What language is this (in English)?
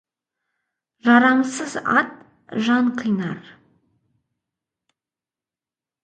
Kazakh